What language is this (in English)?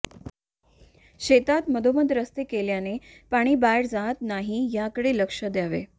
Marathi